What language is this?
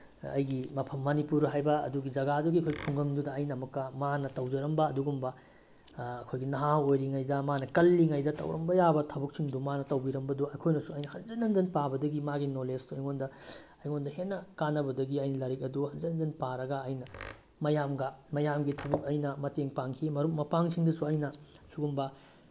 Manipuri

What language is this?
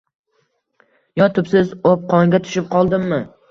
Uzbek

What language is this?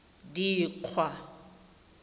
Tswana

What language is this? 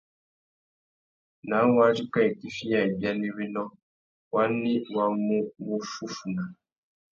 Tuki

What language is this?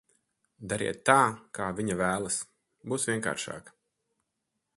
Latvian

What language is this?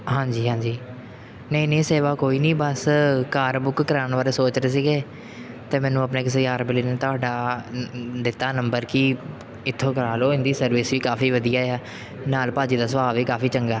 Punjabi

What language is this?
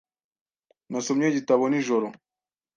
Kinyarwanda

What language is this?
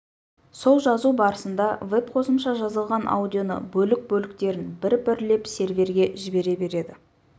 Kazakh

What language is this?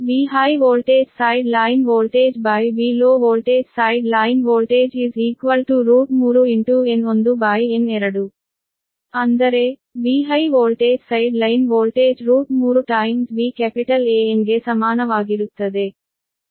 Kannada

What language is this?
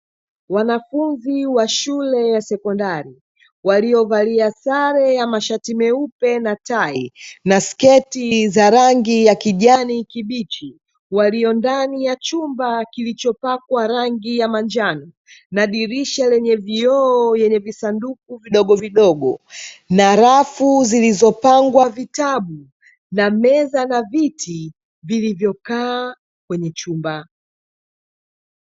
Swahili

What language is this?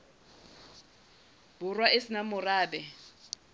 Southern Sotho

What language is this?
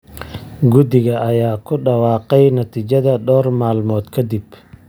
Somali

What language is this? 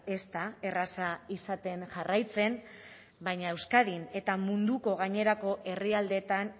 Basque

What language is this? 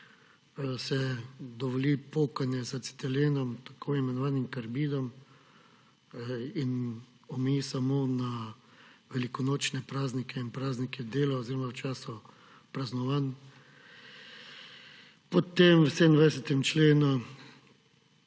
Slovenian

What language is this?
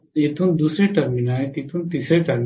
Marathi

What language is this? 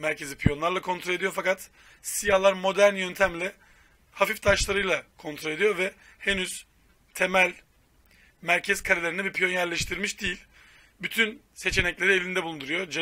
Turkish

